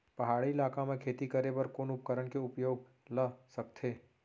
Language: Chhattisgarhi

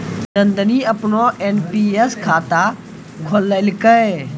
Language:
Maithili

